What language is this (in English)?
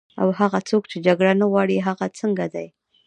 Pashto